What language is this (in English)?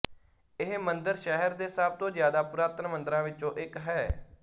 Punjabi